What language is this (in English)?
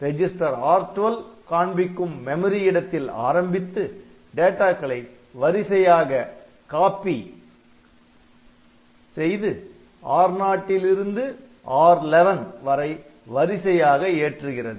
Tamil